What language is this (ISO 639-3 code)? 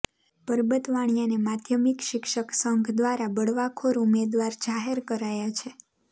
guj